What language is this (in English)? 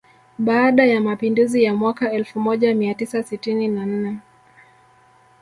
Swahili